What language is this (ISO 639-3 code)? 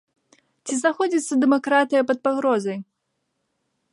bel